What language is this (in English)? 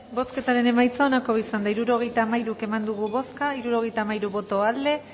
Basque